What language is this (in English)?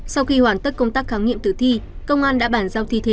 Vietnamese